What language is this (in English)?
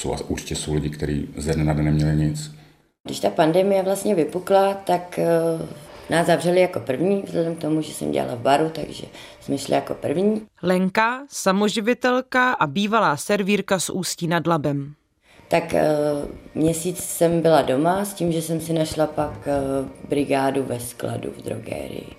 Czech